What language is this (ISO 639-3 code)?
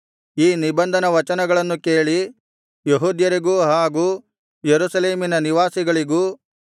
kan